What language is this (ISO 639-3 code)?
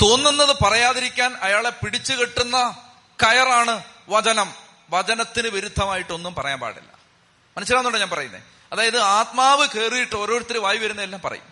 mal